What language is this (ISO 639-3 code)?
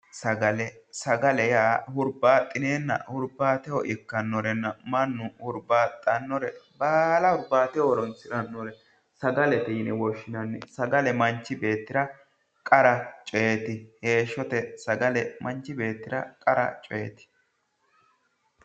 sid